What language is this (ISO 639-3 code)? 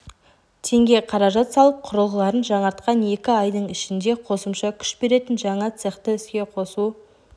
kaz